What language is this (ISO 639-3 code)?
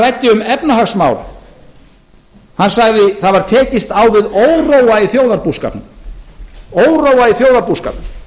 isl